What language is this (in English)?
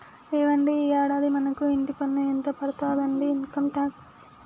Telugu